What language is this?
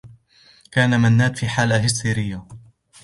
Arabic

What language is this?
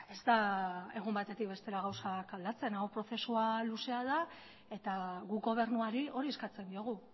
Basque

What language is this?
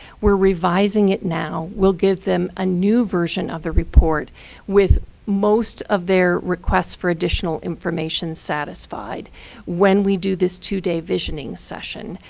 English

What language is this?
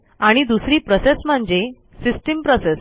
Marathi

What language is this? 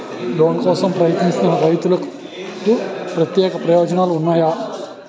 Telugu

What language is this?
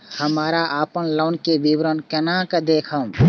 Maithili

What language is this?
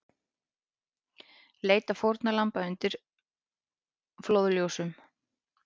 Icelandic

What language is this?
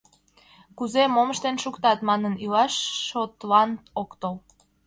Mari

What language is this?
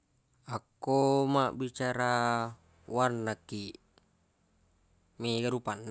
Buginese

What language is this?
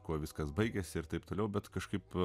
Lithuanian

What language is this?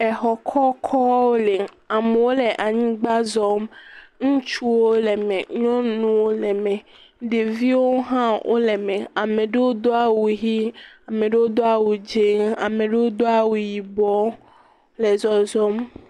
Ewe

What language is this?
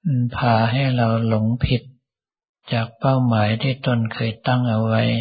Thai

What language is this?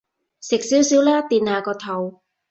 Cantonese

